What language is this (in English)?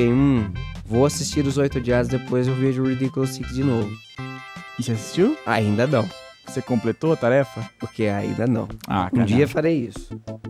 Portuguese